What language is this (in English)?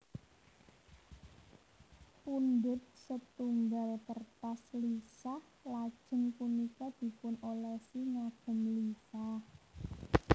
Javanese